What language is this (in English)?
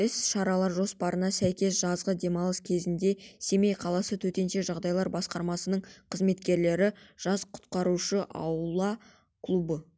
Kazakh